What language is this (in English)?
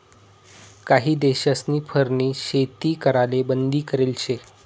Marathi